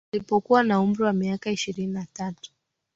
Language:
Swahili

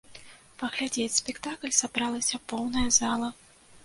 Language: Belarusian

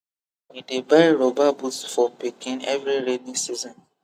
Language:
Nigerian Pidgin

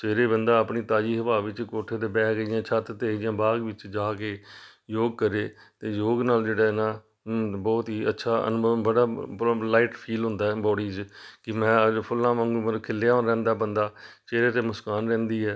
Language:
Punjabi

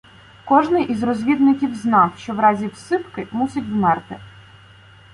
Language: Ukrainian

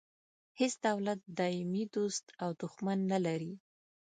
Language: Pashto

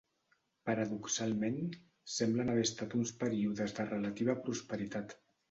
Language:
Catalan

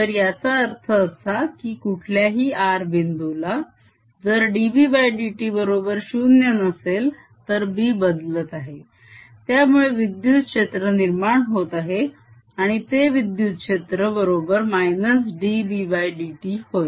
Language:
Marathi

